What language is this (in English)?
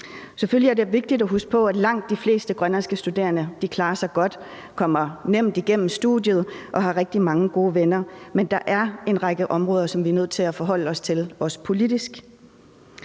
Danish